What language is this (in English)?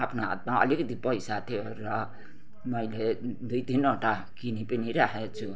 Nepali